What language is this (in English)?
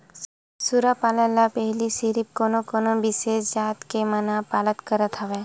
Chhattisgarhi